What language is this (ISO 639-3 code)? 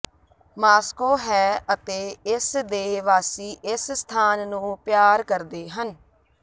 pan